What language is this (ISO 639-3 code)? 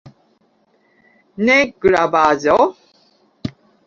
epo